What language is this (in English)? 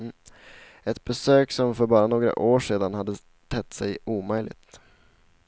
Swedish